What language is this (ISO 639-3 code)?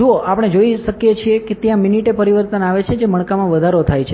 guj